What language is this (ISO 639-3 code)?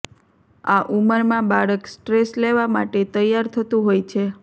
guj